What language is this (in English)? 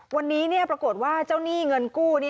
Thai